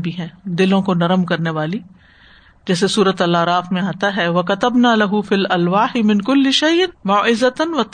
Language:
Urdu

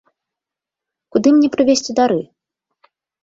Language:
Belarusian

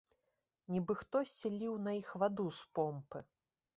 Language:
Belarusian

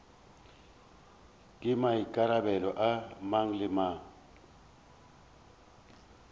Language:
Northern Sotho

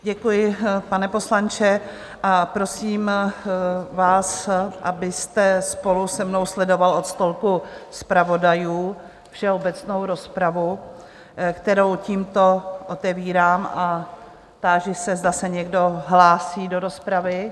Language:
Czech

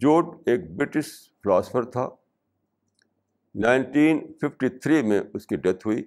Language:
Urdu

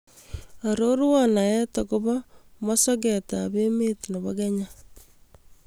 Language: Kalenjin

